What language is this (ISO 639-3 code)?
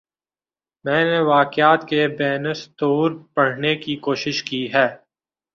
urd